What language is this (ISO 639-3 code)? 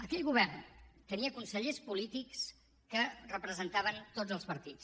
cat